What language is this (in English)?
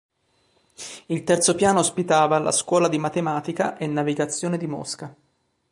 Italian